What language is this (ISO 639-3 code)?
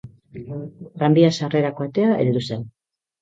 eus